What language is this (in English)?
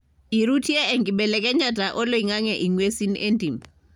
Masai